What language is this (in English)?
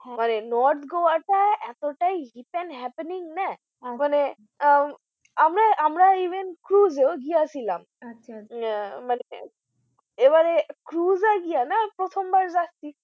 Bangla